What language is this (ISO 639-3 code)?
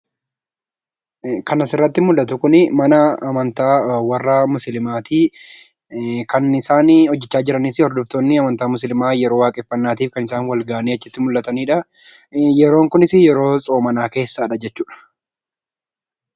orm